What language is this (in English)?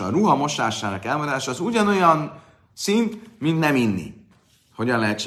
Hungarian